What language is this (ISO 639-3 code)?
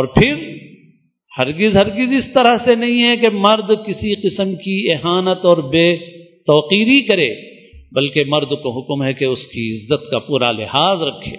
urd